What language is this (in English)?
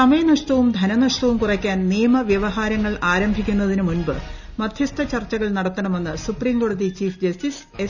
Malayalam